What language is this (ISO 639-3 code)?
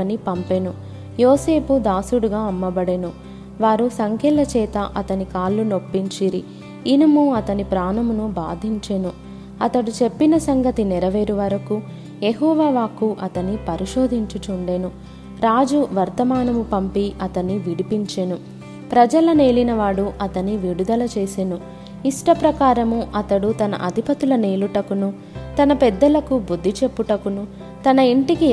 tel